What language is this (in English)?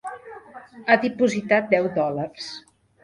Catalan